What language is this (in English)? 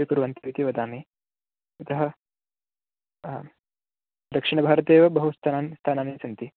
Sanskrit